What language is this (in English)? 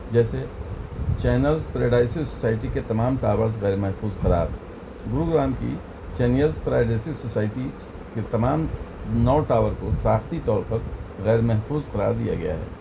Urdu